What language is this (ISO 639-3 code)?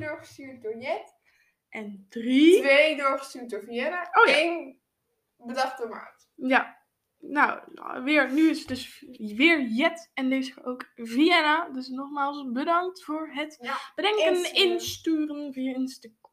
nld